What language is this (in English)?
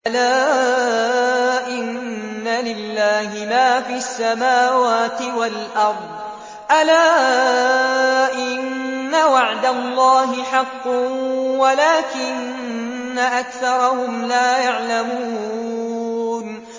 Arabic